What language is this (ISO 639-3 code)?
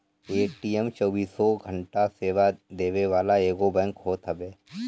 bho